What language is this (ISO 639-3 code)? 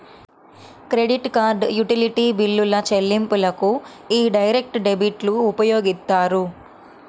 tel